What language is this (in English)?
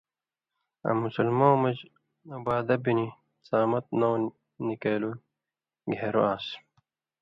Indus Kohistani